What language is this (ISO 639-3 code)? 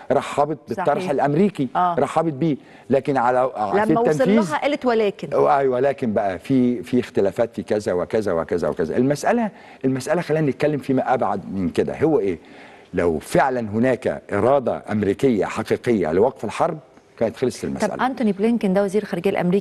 ara